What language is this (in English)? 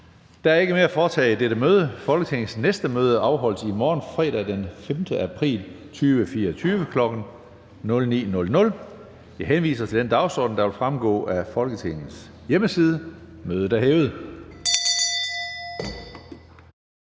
Danish